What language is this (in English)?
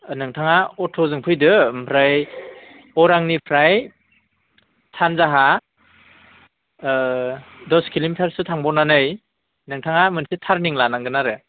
Bodo